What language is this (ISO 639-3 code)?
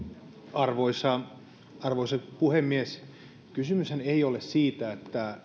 fin